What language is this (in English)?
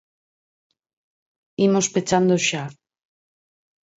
Galician